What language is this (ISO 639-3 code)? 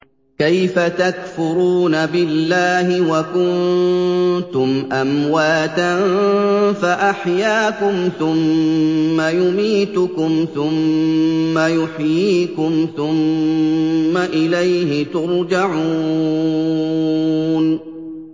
ara